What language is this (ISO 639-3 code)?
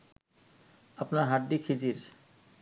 ben